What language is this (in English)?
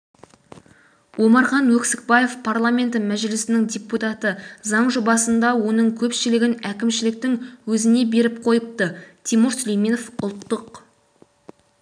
Kazakh